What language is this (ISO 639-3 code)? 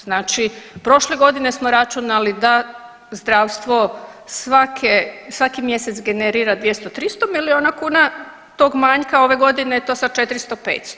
hrv